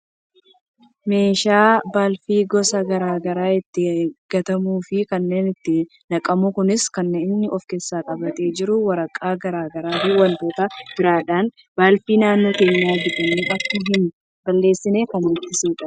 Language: Oromo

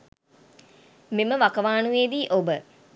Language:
Sinhala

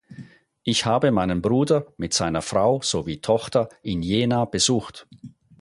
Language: German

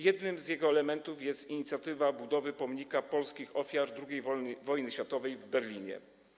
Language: Polish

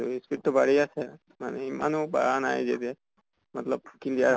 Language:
Assamese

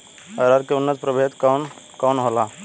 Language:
Bhojpuri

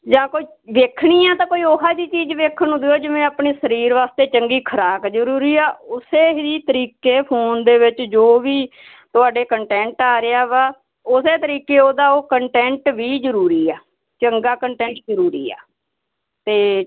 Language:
Punjabi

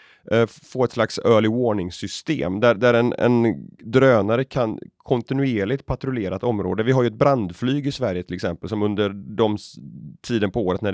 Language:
Swedish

